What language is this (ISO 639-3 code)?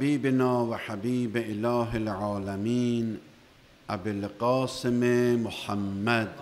tur